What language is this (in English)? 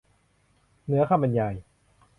Thai